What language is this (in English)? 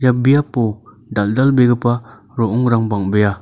Garo